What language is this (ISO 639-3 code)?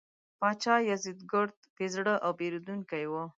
pus